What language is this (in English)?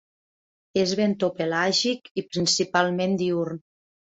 Catalan